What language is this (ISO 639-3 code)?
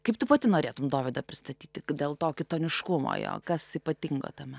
lit